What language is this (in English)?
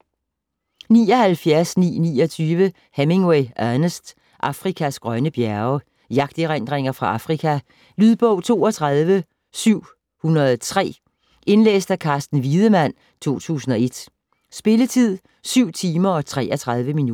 Danish